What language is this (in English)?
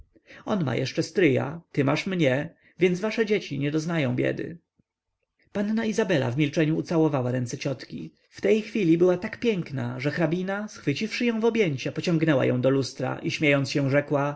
Polish